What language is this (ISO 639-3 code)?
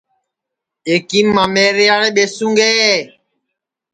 ssi